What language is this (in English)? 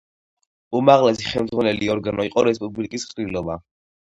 Georgian